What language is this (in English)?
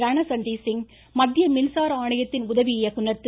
Tamil